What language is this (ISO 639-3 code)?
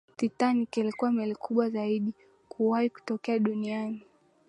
swa